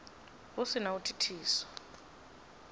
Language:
Venda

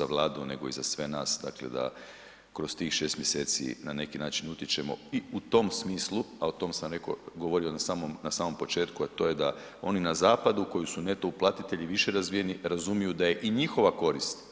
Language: Croatian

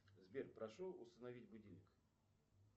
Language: Russian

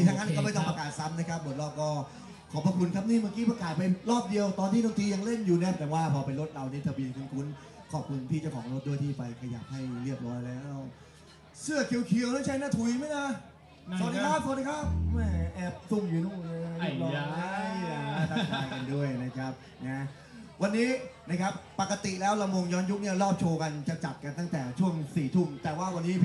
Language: Thai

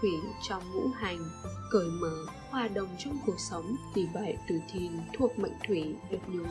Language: Vietnamese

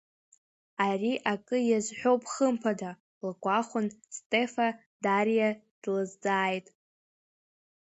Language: Abkhazian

